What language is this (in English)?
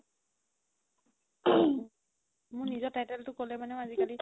Assamese